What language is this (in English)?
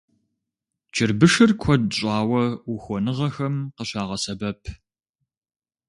Kabardian